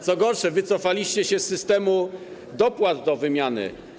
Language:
Polish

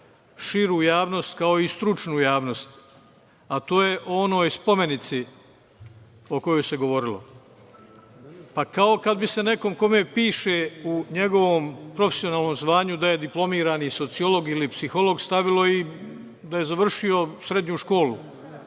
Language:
Serbian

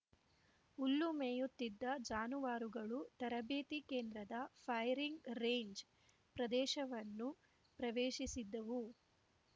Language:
Kannada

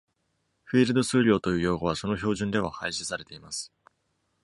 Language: Japanese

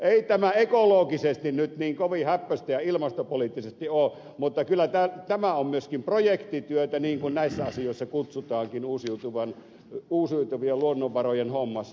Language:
Finnish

